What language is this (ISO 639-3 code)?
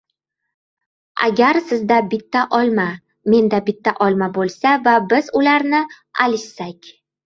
uzb